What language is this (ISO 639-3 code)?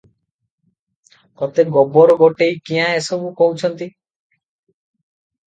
ori